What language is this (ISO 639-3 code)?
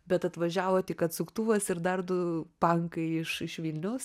lit